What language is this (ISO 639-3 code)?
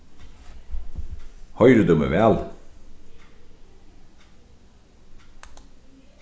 fao